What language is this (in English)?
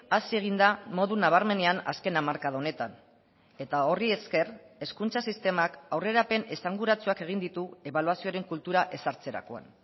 Basque